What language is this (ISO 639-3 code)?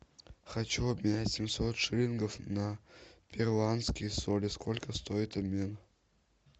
rus